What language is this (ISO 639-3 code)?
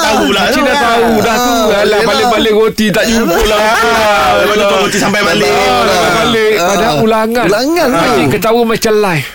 msa